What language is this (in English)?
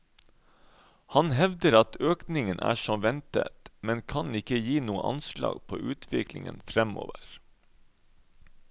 Norwegian